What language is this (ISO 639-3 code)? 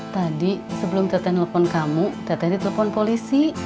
ind